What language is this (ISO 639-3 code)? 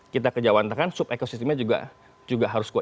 ind